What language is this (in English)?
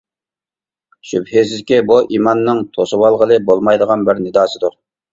Uyghur